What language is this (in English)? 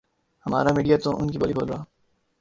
Urdu